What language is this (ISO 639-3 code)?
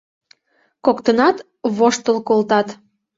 chm